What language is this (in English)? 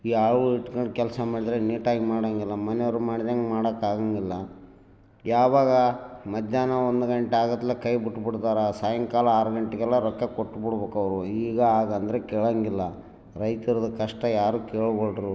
Kannada